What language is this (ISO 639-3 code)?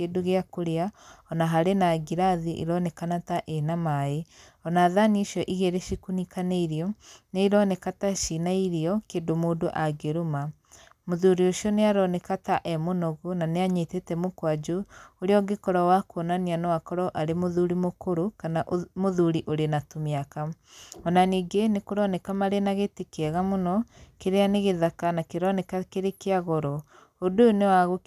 kik